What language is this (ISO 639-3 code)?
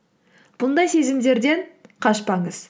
kaz